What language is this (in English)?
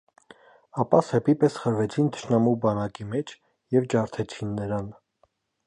Armenian